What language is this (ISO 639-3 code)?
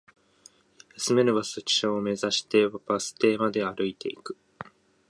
jpn